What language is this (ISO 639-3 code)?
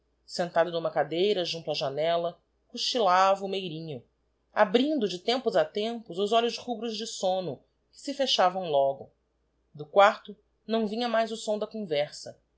por